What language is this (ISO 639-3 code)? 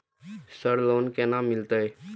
mai